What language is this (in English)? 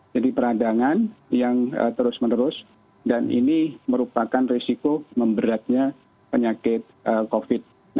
Indonesian